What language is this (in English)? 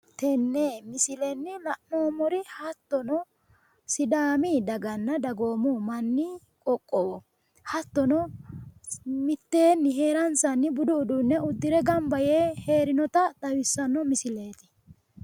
Sidamo